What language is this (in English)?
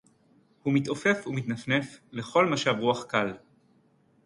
Hebrew